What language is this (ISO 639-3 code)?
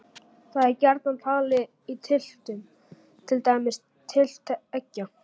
isl